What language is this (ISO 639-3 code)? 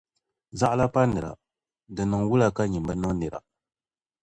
dag